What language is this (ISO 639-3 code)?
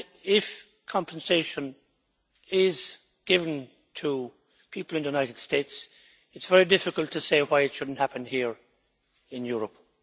eng